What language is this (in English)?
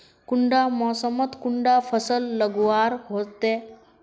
Magahi